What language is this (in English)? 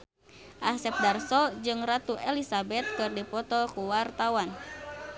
Sundanese